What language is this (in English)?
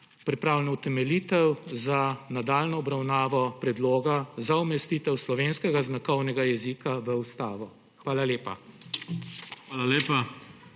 Slovenian